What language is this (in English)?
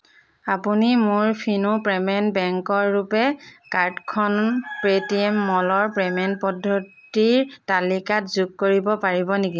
Assamese